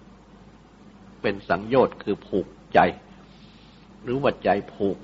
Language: Thai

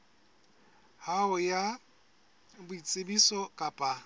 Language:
Southern Sotho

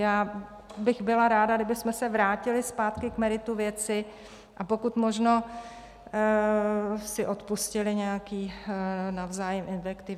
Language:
Czech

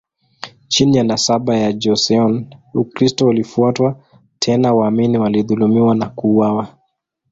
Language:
Swahili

